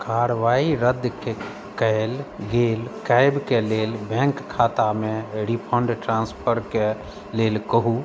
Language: Maithili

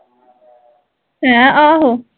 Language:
Punjabi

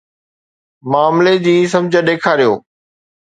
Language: Sindhi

